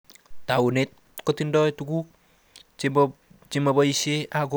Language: Kalenjin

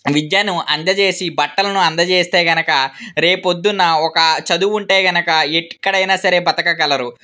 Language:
Telugu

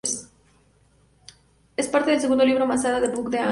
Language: Spanish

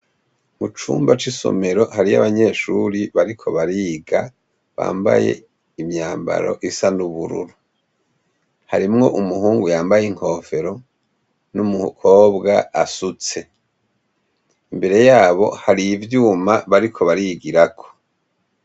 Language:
Rundi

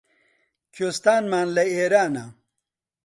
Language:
Central Kurdish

